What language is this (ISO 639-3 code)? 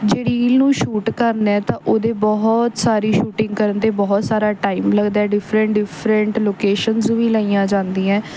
pan